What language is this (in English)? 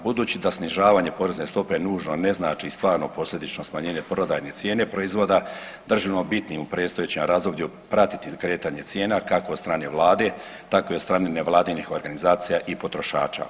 Croatian